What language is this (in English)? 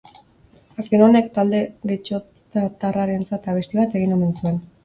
Basque